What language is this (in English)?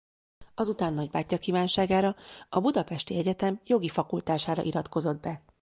Hungarian